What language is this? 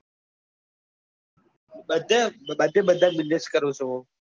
Gujarati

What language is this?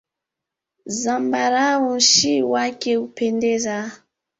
Swahili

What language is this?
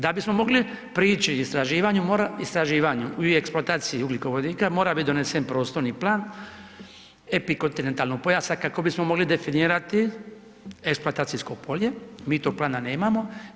Croatian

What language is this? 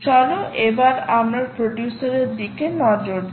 Bangla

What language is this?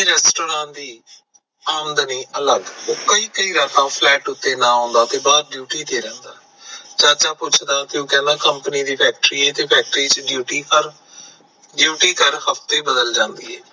Punjabi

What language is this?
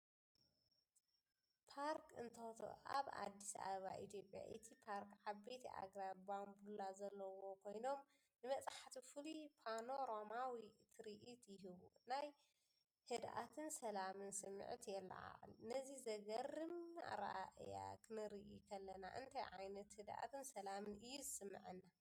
Tigrinya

